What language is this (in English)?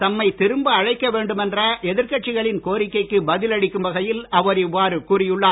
Tamil